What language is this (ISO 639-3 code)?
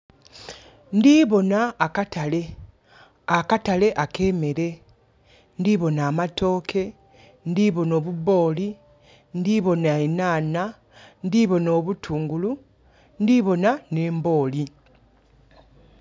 xog